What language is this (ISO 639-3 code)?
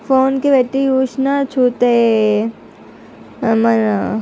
tel